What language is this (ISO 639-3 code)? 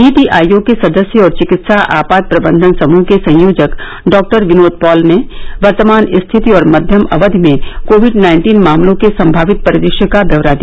hin